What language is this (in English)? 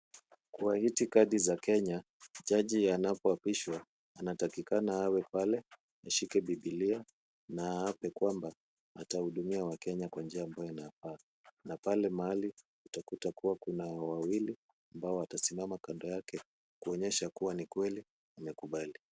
Swahili